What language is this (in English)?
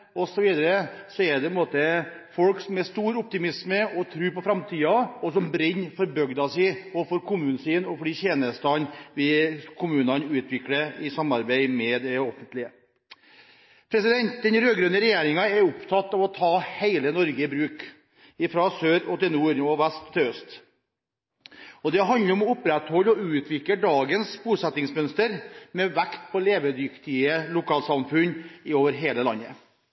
Norwegian Bokmål